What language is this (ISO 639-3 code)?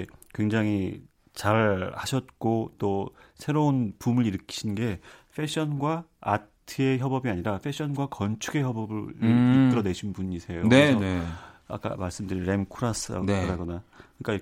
kor